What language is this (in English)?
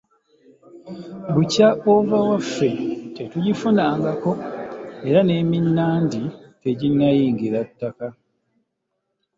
Ganda